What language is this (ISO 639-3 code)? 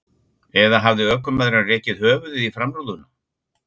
isl